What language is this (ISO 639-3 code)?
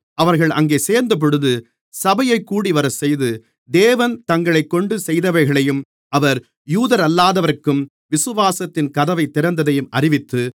tam